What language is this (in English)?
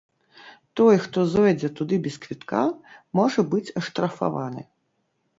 Belarusian